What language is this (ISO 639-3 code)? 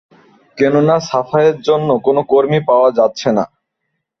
ben